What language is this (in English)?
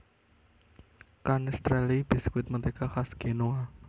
Javanese